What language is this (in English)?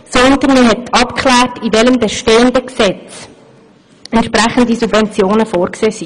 Swiss German